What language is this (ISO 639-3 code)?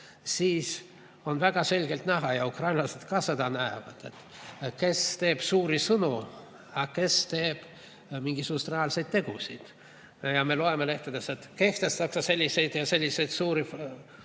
est